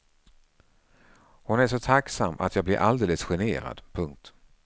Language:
Swedish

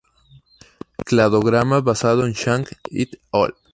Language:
Spanish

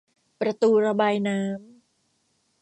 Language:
Thai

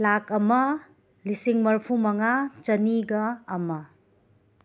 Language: Manipuri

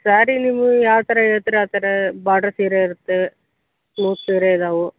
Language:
Kannada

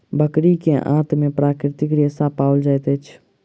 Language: Maithili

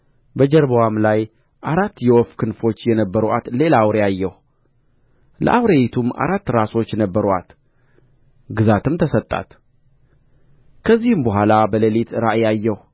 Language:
Amharic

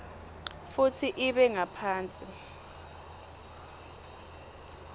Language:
Swati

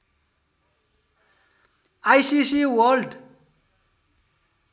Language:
Nepali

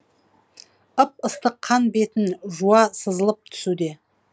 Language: Kazakh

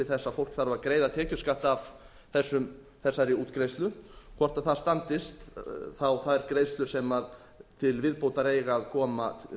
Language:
Icelandic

